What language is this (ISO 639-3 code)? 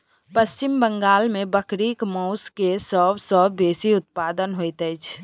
mai